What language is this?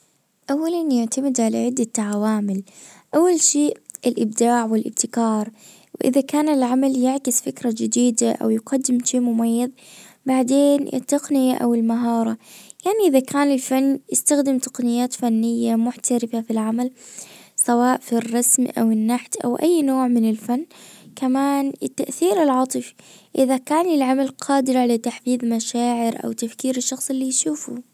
Najdi Arabic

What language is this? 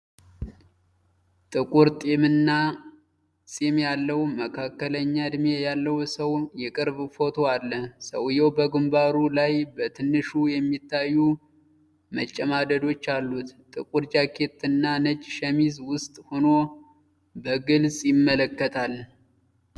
Amharic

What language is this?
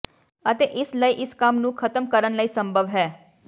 Punjabi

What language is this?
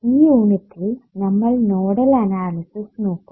Malayalam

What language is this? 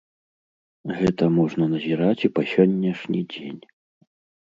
Belarusian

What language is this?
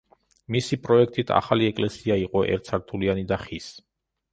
Georgian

